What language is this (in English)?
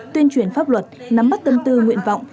Vietnamese